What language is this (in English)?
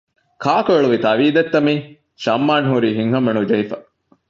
Divehi